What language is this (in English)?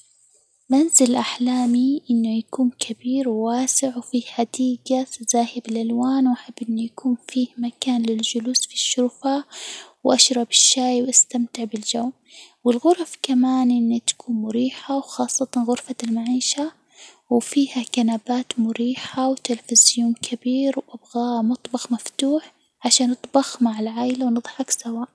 Hijazi Arabic